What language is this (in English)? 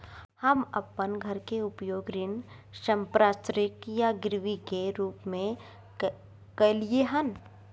Maithili